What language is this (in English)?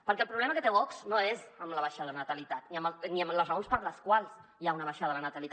Catalan